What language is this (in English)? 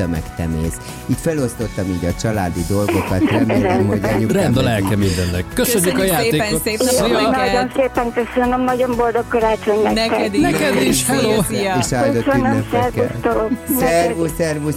Hungarian